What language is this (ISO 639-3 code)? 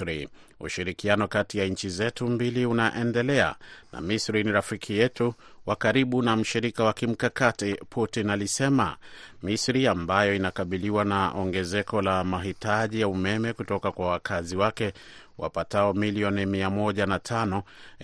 swa